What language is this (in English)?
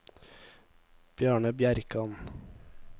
Norwegian